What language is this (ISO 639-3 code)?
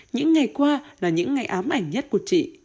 vie